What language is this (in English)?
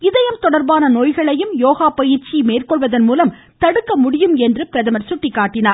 Tamil